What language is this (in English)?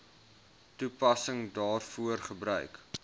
Afrikaans